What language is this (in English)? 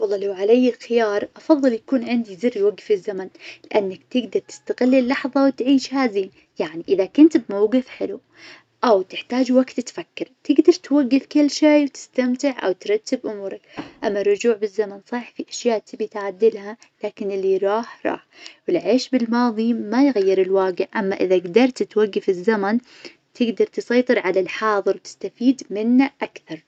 Najdi Arabic